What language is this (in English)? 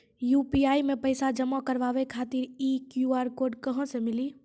Maithili